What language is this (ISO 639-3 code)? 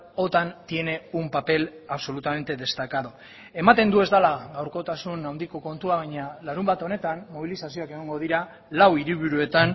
eus